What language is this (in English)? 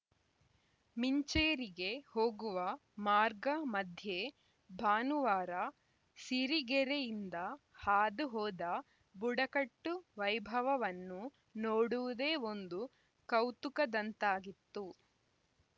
Kannada